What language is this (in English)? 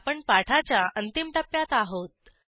Marathi